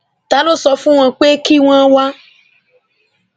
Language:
Yoruba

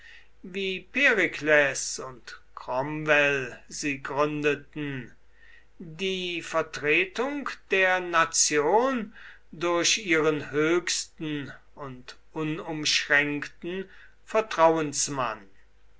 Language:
German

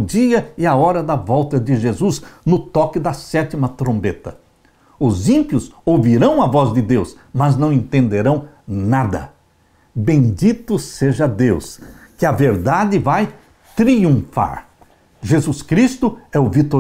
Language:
Portuguese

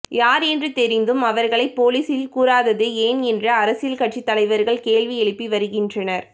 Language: Tamil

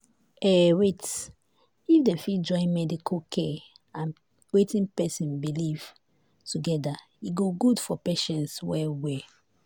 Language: Nigerian Pidgin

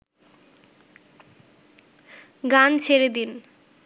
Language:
Bangla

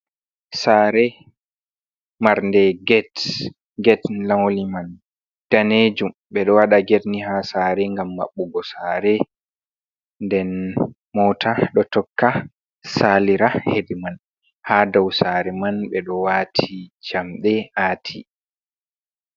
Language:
Fula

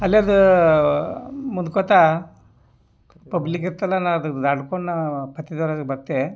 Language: Kannada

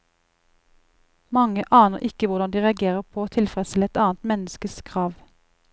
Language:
Norwegian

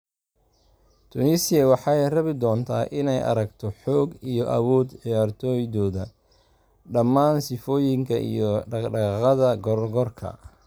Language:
Somali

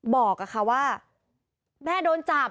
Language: Thai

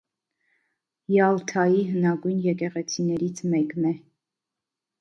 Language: Armenian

